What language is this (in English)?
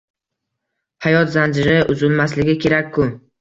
Uzbek